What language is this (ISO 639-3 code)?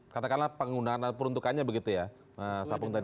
ind